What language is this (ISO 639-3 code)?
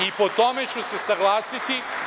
srp